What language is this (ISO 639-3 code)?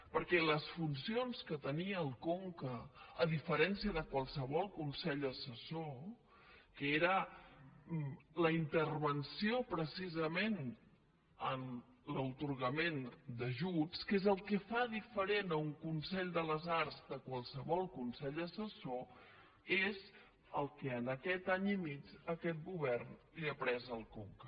cat